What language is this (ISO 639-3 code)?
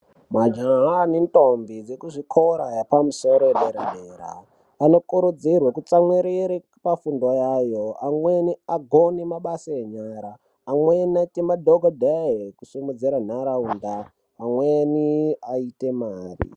ndc